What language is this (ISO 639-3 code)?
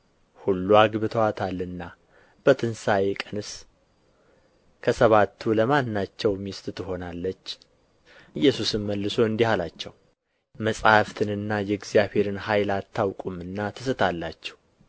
amh